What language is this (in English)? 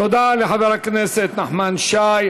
Hebrew